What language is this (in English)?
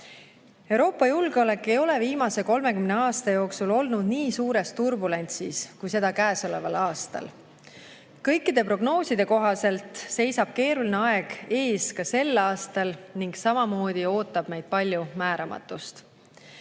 Estonian